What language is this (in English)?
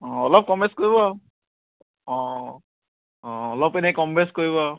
Assamese